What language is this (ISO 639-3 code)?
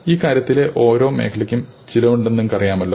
mal